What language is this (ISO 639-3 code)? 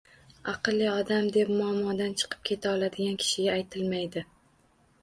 uzb